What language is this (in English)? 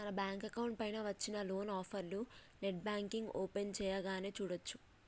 Telugu